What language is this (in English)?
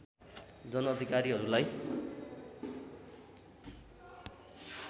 Nepali